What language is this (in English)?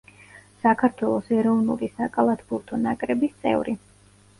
Georgian